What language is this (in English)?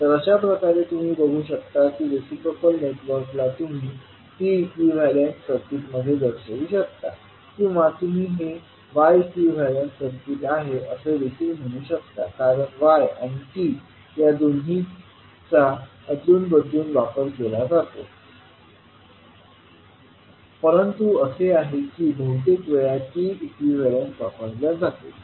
Marathi